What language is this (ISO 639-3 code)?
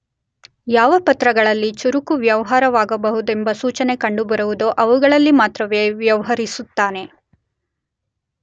kan